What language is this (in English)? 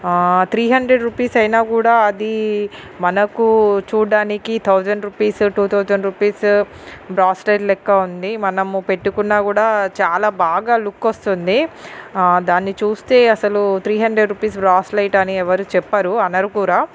Telugu